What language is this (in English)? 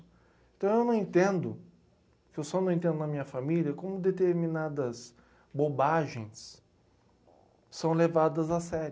Portuguese